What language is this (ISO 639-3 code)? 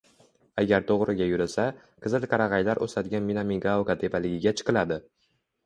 uzb